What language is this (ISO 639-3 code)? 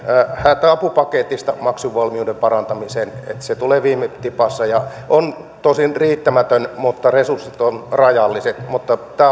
fin